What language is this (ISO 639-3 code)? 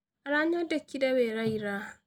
kik